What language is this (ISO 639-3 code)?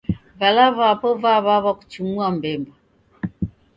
dav